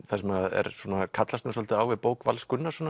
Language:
Icelandic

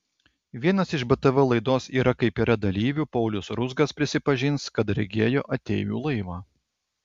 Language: Lithuanian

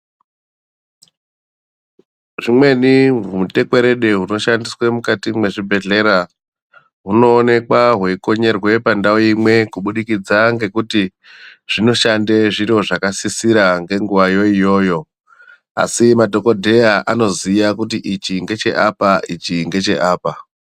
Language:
Ndau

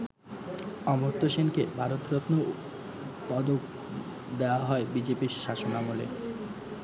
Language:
Bangla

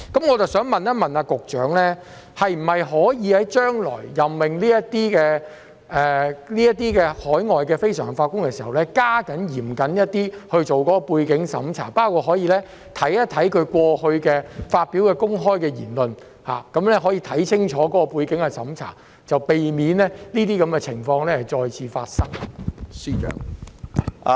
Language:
Cantonese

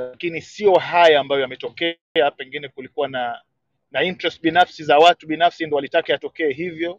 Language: Swahili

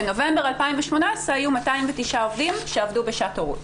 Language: Hebrew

